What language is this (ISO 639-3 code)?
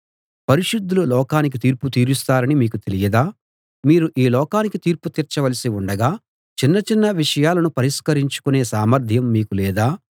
tel